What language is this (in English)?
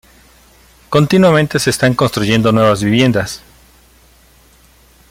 Spanish